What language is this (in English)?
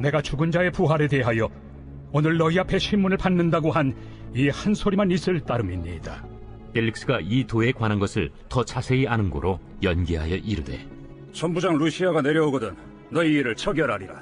Korean